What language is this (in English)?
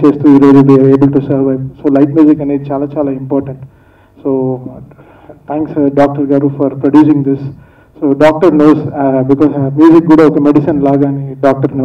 Telugu